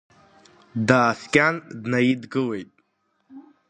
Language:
Abkhazian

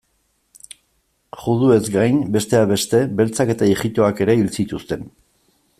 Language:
Basque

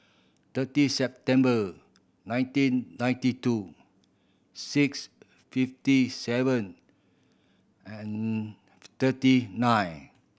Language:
English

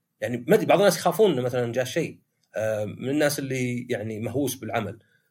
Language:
Arabic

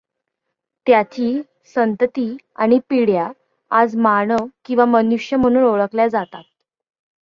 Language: Marathi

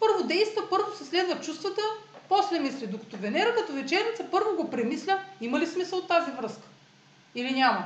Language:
Bulgarian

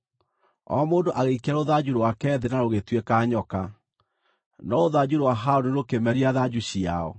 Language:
Kikuyu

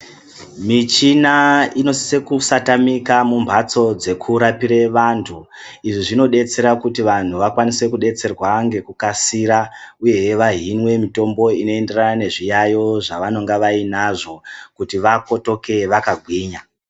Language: Ndau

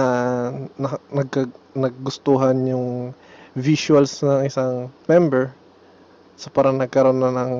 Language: Filipino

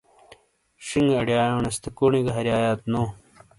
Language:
Shina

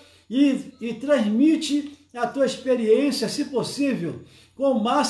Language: Portuguese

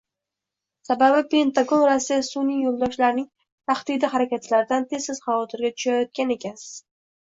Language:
Uzbek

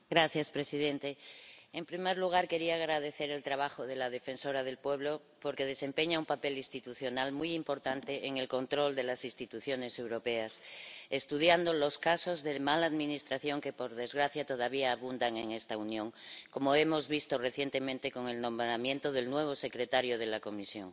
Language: Spanish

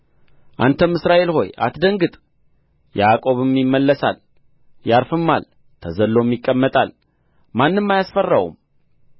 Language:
Amharic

